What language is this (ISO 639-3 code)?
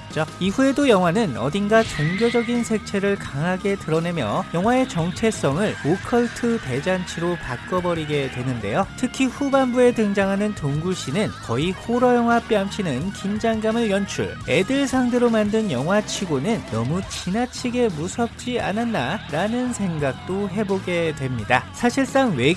kor